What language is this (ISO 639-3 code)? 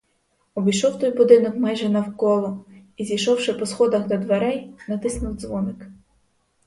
ukr